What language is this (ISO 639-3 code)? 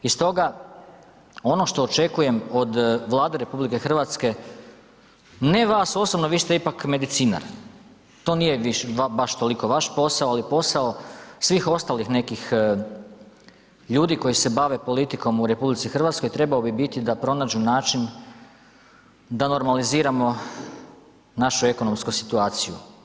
hrv